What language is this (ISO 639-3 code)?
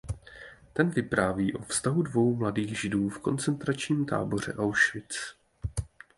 ces